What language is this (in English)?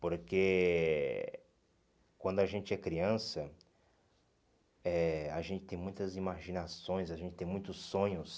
Portuguese